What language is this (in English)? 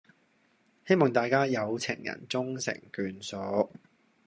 Cantonese